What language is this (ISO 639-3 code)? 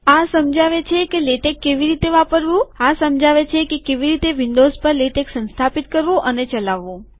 guj